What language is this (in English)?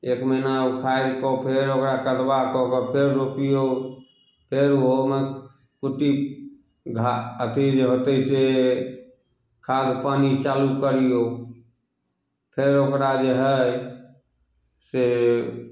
Maithili